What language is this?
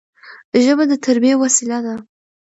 Pashto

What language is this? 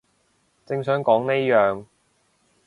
Cantonese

